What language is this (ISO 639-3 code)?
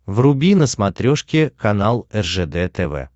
rus